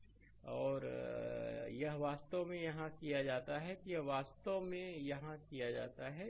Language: Hindi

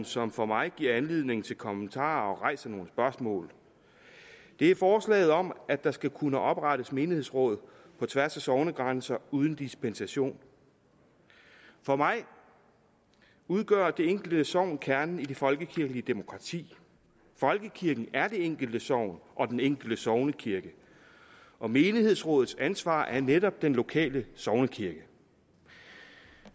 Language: Danish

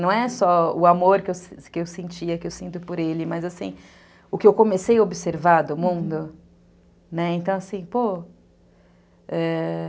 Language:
Portuguese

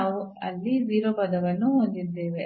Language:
Kannada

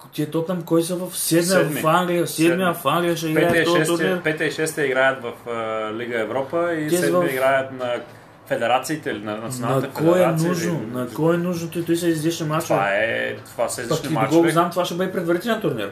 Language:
Bulgarian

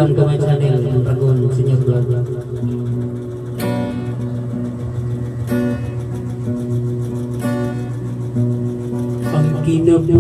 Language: Vietnamese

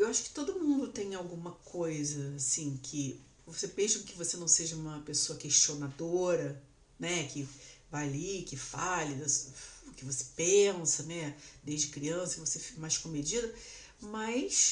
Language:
Portuguese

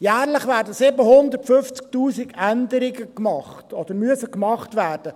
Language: Swiss German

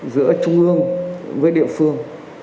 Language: Vietnamese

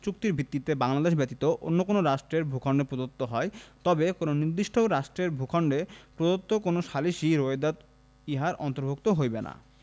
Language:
Bangla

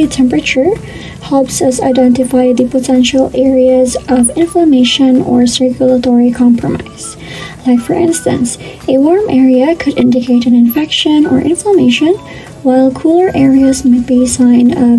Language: English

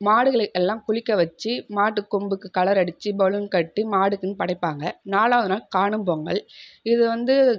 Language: Tamil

